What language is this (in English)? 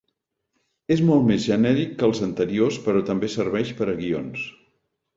Catalan